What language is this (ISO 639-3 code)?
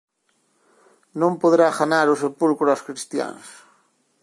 glg